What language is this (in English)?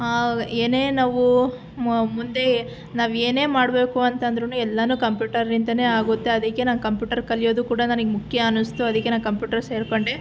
Kannada